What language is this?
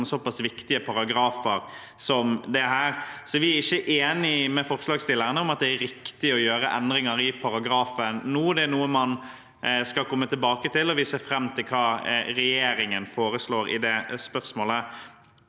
Norwegian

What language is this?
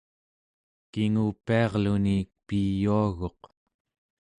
Central Yupik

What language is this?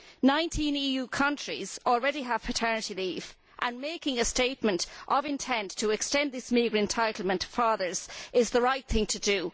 English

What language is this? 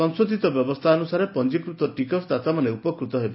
Odia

